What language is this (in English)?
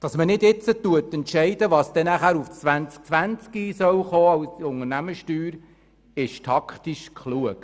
Swiss German